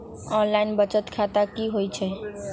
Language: Magahi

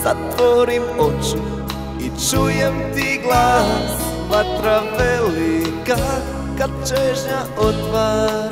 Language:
Indonesian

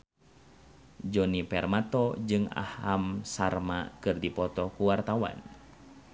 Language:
Sundanese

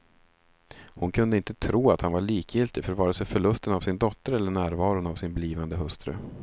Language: Swedish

